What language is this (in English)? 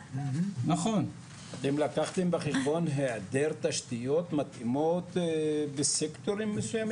Hebrew